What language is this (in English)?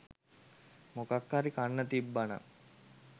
Sinhala